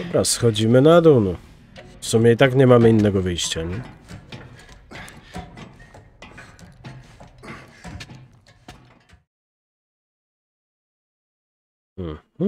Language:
Polish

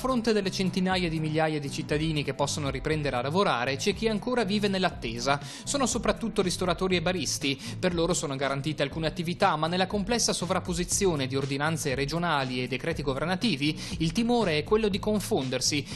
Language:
Italian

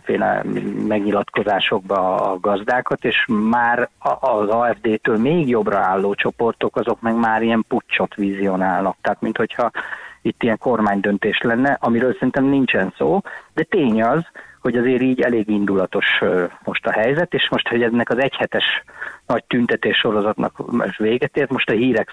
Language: Hungarian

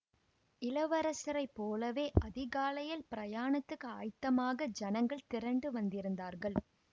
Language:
Tamil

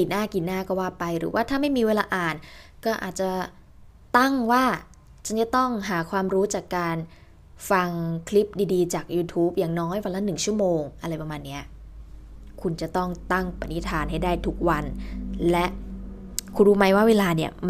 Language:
Thai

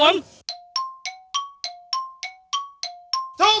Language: Thai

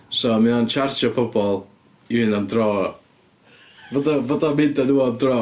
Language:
Welsh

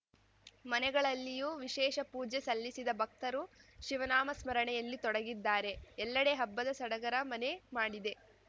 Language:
Kannada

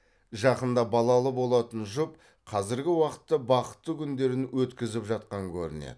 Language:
Kazakh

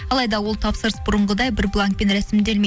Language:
Kazakh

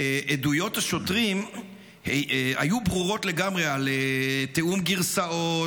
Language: Hebrew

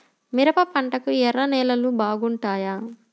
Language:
Telugu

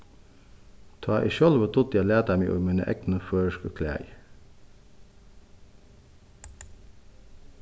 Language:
Faroese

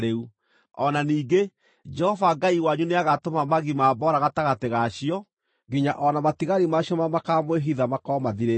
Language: Kikuyu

